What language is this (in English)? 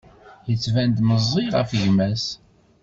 Kabyle